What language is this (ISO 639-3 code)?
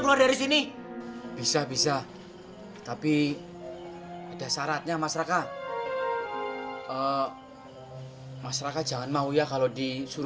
ind